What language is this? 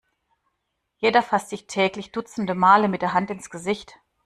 German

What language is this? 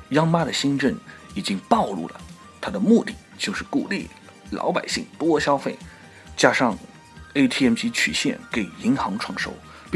Chinese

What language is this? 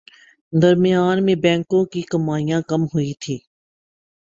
Urdu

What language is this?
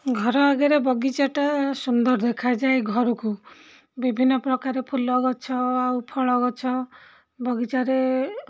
Odia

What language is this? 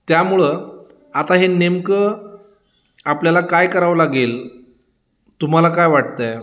Marathi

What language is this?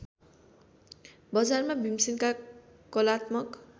Nepali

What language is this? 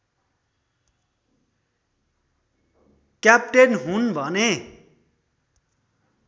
Nepali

